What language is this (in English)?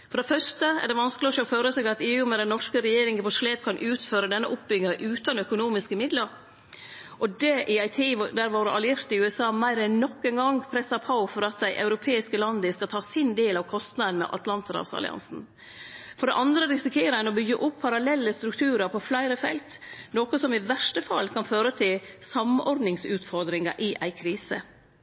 Norwegian Nynorsk